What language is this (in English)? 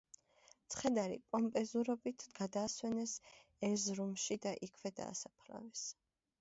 Georgian